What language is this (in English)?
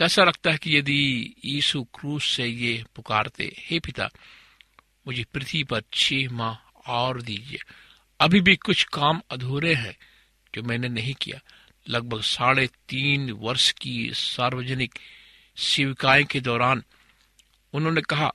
Hindi